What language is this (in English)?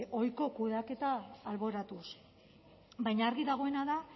Basque